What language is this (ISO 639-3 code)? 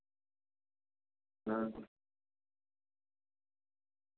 doi